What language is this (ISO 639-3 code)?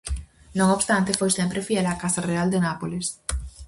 glg